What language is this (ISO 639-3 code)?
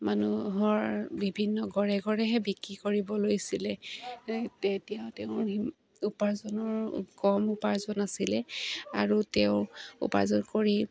asm